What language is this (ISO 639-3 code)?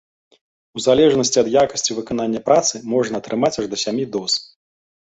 bel